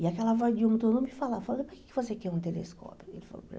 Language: Portuguese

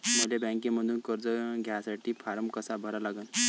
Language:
Marathi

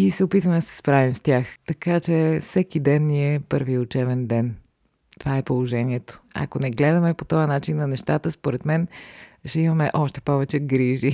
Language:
Bulgarian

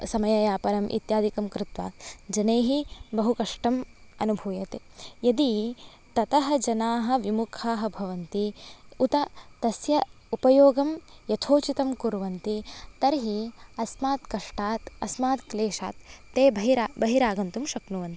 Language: Sanskrit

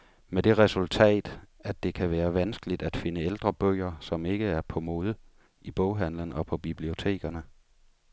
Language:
Danish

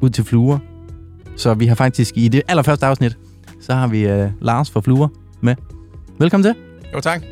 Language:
Danish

